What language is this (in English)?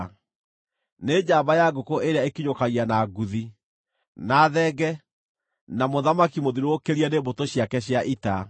Kikuyu